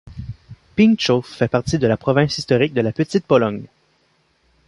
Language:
French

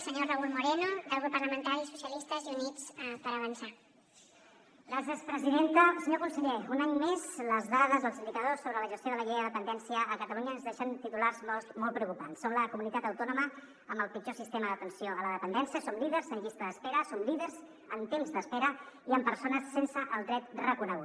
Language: Catalan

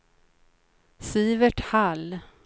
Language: Swedish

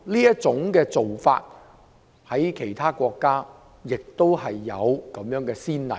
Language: Cantonese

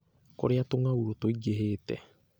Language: Kikuyu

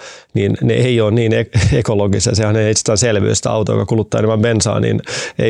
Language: Finnish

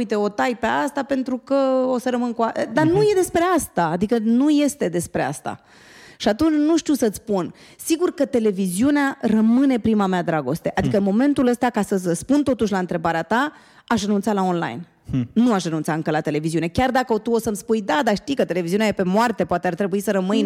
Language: Romanian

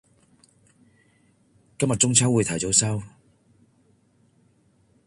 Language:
Cantonese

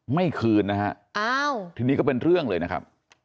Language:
Thai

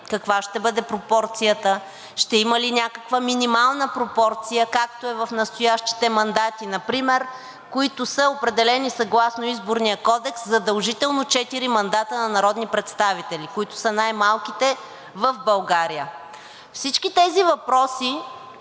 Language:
Bulgarian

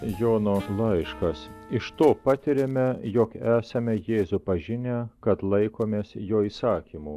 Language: Lithuanian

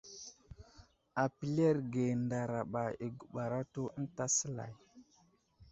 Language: Wuzlam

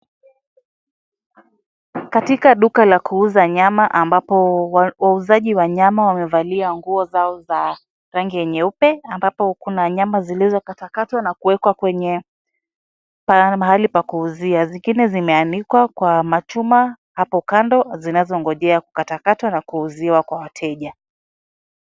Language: Swahili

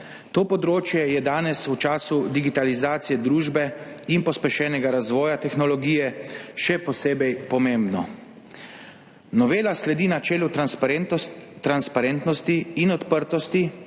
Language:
Slovenian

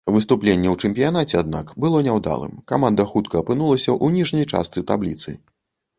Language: Belarusian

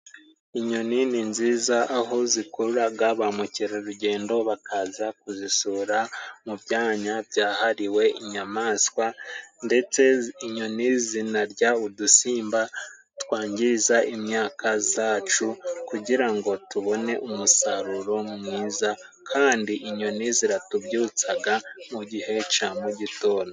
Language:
Kinyarwanda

